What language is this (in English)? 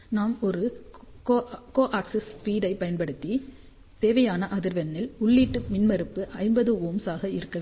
Tamil